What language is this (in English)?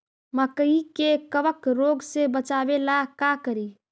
Magahi